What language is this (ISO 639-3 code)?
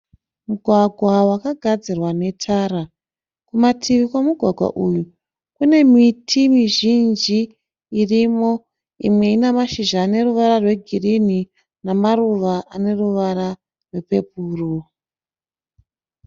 sna